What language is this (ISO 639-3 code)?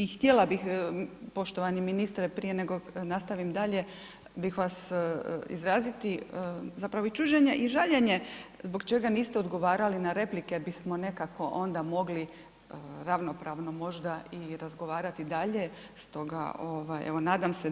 hrv